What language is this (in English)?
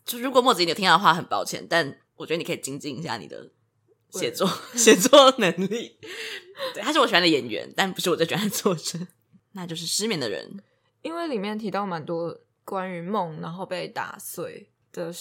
Chinese